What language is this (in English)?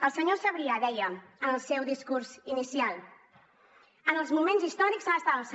Catalan